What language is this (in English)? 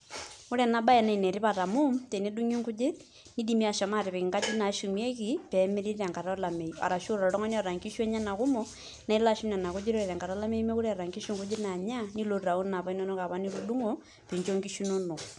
Masai